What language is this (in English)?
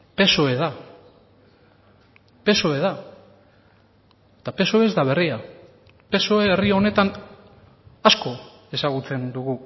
Basque